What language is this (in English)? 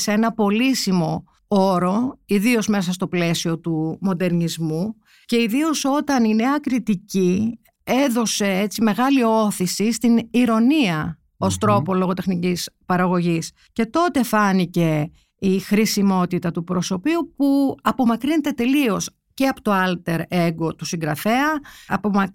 Greek